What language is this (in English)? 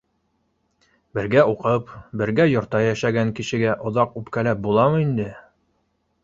Bashkir